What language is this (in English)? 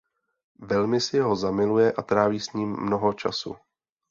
Czech